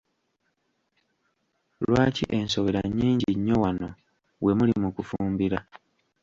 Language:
Ganda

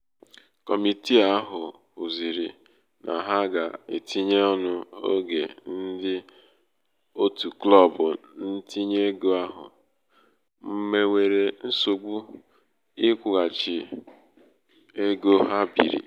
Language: Igbo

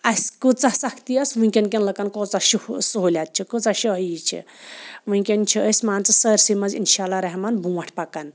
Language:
Kashmiri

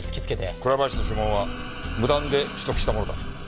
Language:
Japanese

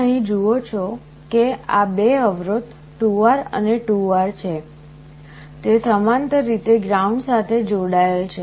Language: Gujarati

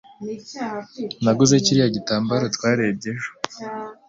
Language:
Kinyarwanda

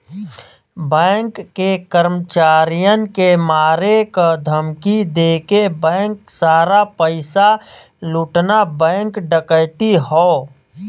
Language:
Bhojpuri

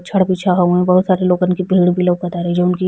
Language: Bhojpuri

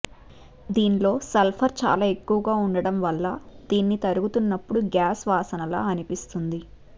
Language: Telugu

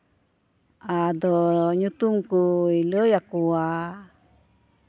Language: Santali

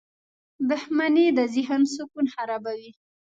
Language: Pashto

